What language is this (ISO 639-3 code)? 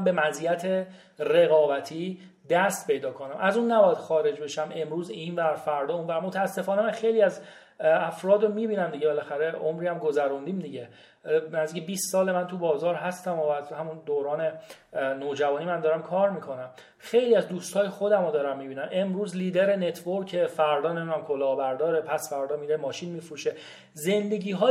fas